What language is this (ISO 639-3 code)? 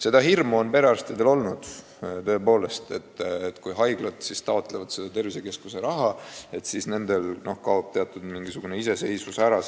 est